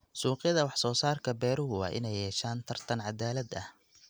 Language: Somali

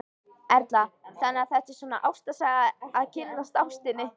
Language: Icelandic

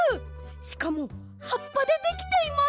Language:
Japanese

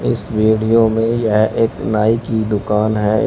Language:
Hindi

